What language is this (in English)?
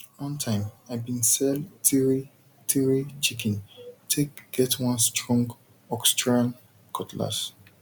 Nigerian Pidgin